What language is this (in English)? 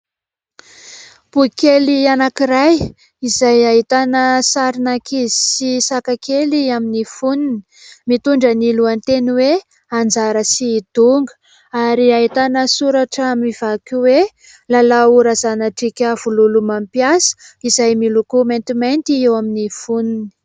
Malagasy